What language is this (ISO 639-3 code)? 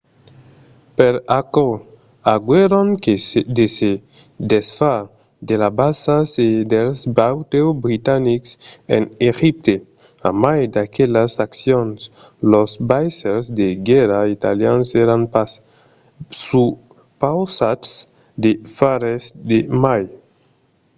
oci